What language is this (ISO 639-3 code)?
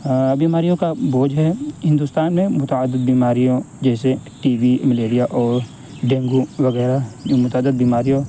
urd